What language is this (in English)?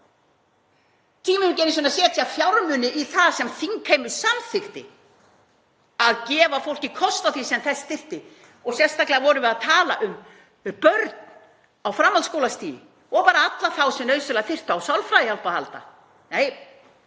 Icelandic